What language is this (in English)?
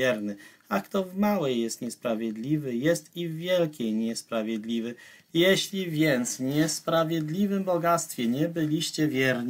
Polish